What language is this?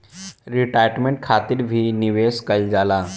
Bhojpuri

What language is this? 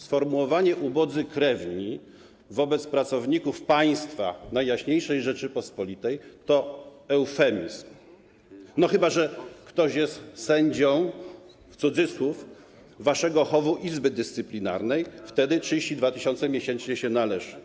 Polish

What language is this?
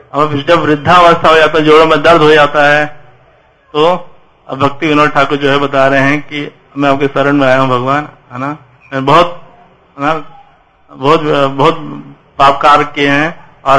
Hindi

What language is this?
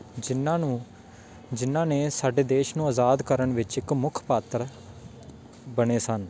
Punjabi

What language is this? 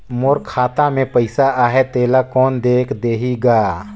Chhattisgarhi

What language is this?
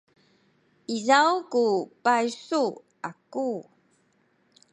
Sakizaya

